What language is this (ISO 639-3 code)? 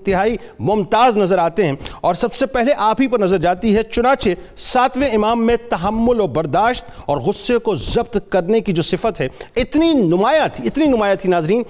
urd